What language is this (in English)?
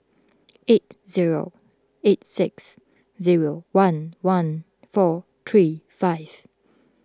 English